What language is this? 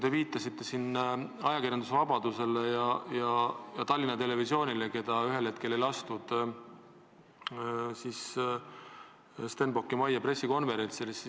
Estonian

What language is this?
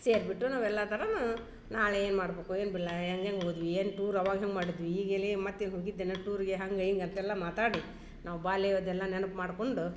Kannada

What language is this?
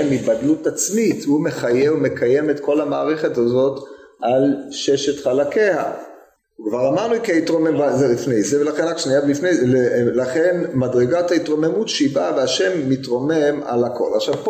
Hebrew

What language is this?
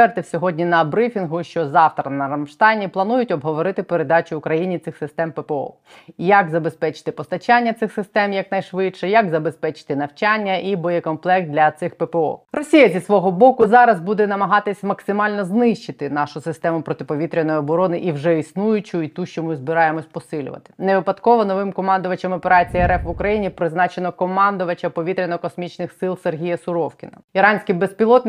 Ukrainian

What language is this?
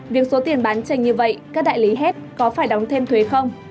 Vietnamese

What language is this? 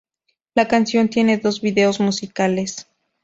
Spanish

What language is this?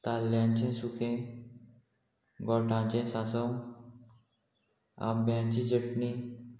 Konkani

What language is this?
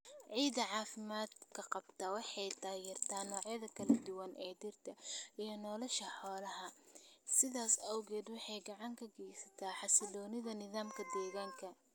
Somali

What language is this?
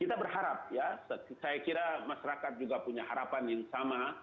Indonesian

